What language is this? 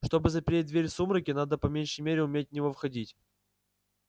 Russian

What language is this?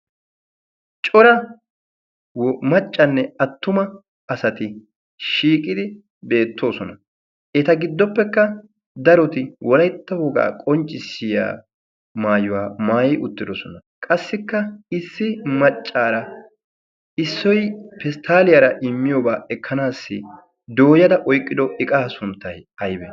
Wolaytta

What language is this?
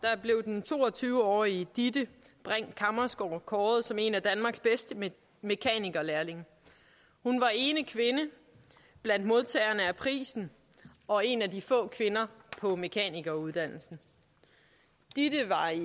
Danish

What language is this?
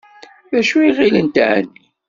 Kabyle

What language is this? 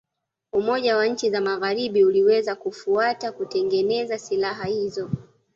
Swahili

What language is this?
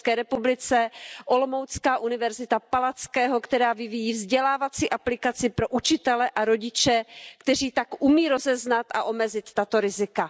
Czech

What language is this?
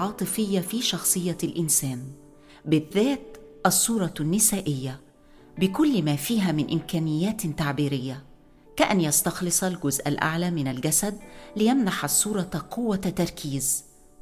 Arabic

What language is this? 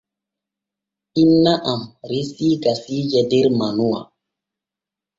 Borgu Fulfulde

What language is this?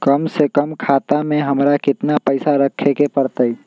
Magahi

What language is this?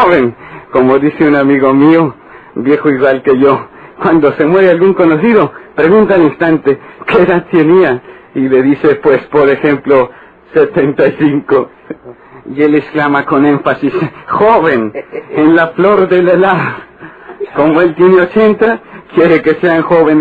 Spanish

